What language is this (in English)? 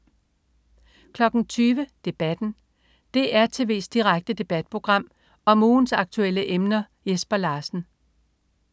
Danish